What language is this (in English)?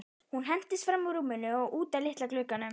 Icelandic